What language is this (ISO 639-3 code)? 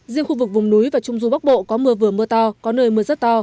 vie